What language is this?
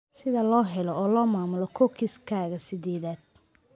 Somali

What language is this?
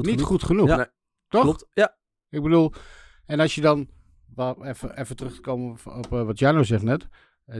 Dutch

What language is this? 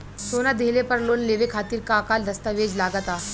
Bhojpuri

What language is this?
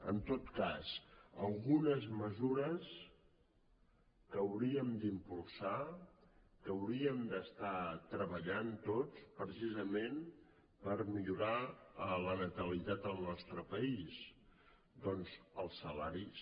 Catalan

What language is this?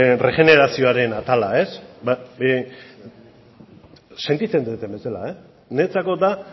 Basque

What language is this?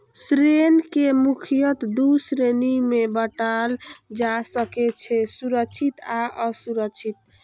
Maithili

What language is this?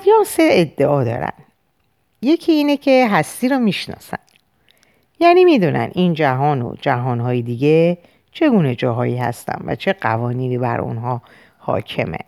Persian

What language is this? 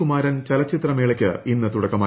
Malayalam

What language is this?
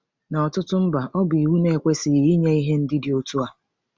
Igbo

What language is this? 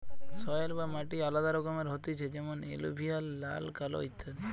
Bangla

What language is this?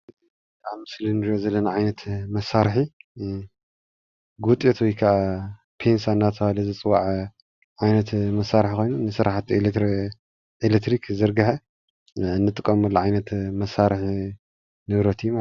Tigrinya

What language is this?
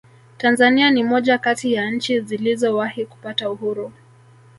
Swahili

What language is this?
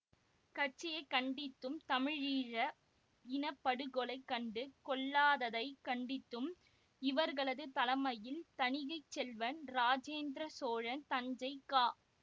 Tamil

